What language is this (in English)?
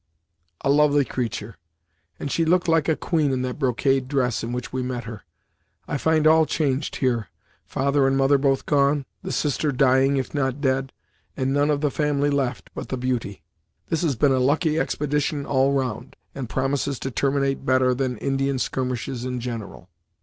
English